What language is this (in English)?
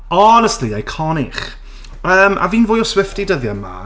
Welsh